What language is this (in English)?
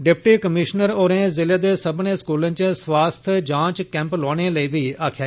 Dogri